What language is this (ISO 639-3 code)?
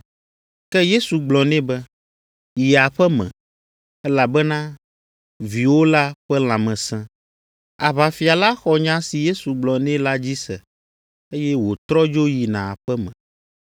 ewe